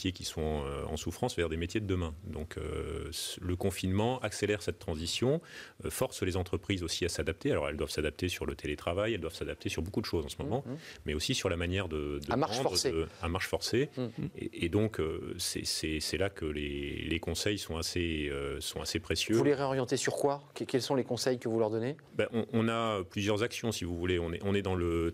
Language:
French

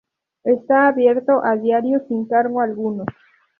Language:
Spanish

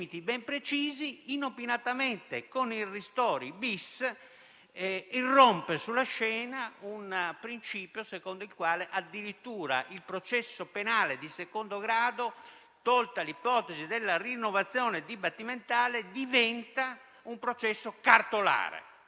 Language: Italian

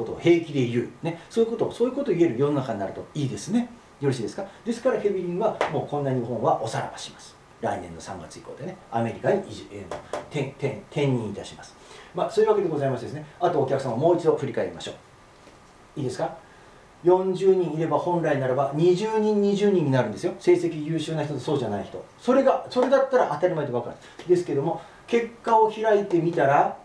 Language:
Japanese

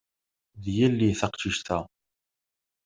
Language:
Kabyle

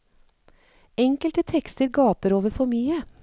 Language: Norwegian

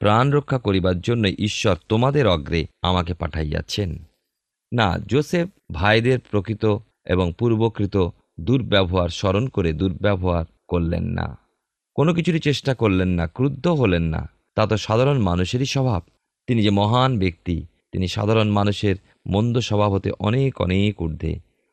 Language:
Bangla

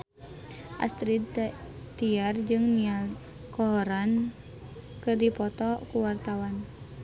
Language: Sundanese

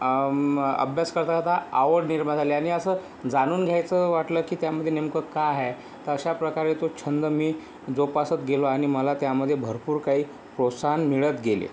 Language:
Marathi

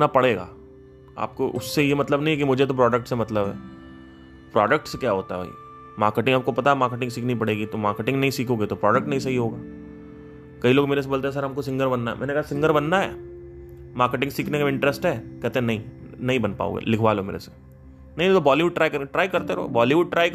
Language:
Hindi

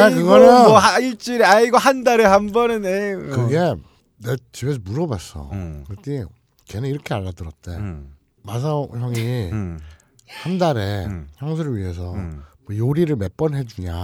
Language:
Korean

